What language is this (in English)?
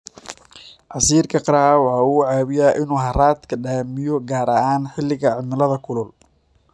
Somali